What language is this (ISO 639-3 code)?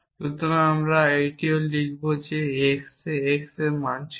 ben